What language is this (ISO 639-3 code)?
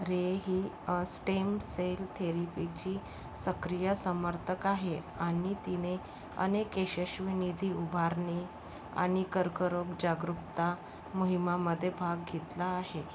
mar